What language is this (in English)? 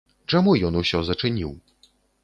Belarusian